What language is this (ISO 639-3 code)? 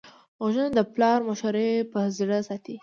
pus